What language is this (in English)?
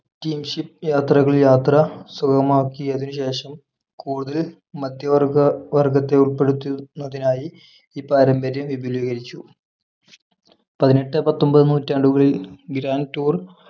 Malayalam